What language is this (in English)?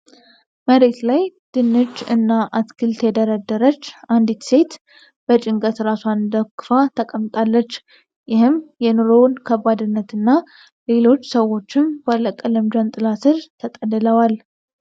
Amharic